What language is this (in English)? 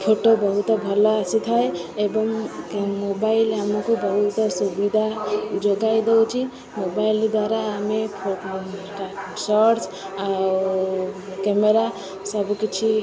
Odia